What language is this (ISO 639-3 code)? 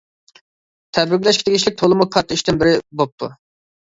uig